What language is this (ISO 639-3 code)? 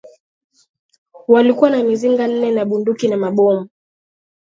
swa